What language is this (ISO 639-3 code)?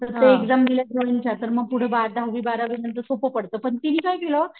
mar